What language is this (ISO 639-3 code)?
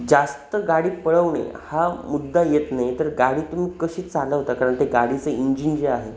mar